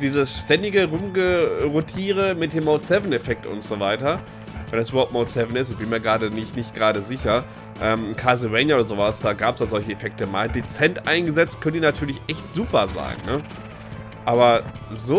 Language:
German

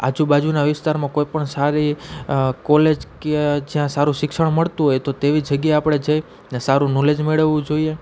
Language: Gujarati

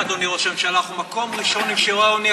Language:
Hebrew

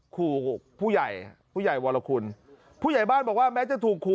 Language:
Thai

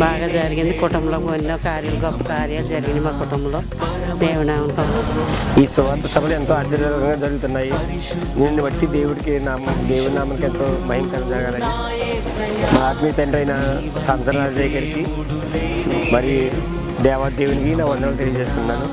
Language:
Telugu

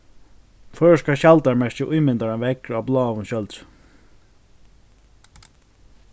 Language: Faroese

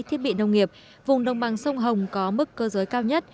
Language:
Vietnamese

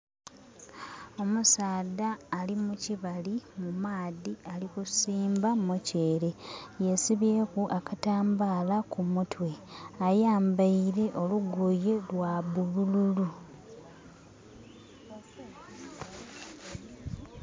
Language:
Soga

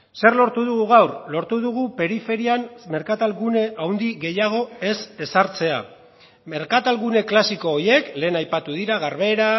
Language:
Basque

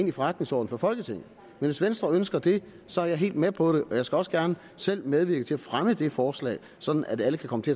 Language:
Danish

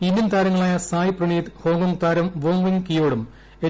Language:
Malayalam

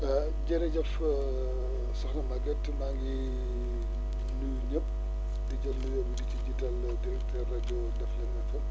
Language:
Wolof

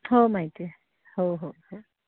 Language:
Marathi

